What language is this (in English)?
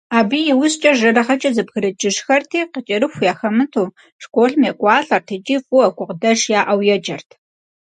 Kabardian